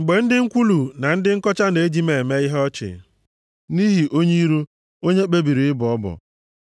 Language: Igbo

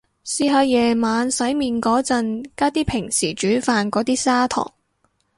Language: Cantonese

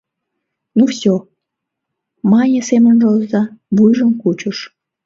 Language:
Mari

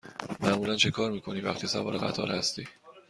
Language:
Persian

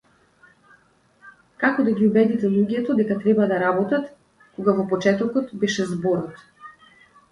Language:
Macedonian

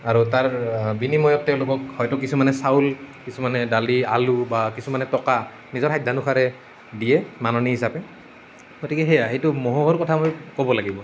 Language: Assamese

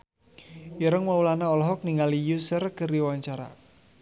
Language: Sundanese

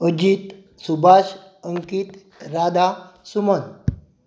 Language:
Konkani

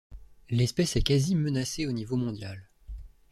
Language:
French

